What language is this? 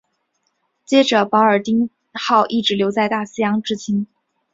Chinese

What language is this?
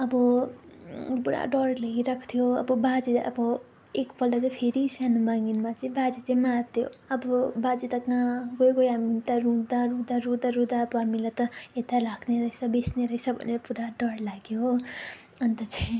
Nepali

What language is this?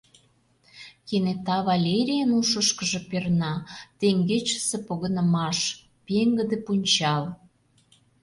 Mari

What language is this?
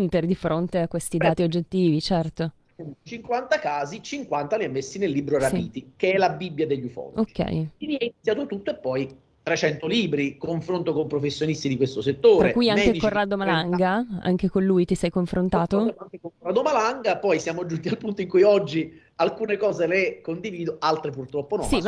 Italian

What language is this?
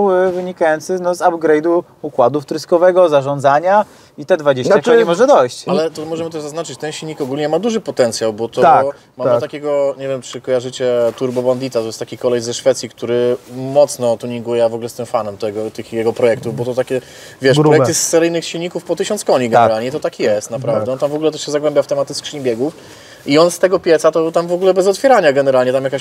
Polish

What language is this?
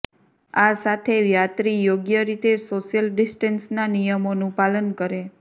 Gujarati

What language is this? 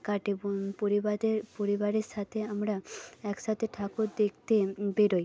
Bangla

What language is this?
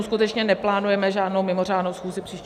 Czech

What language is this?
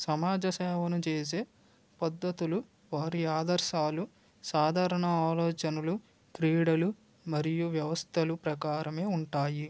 Telugu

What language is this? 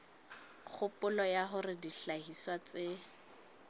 Southern Sotho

